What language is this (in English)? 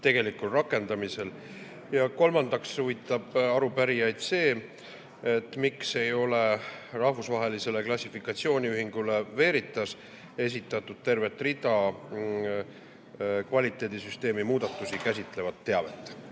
Estonian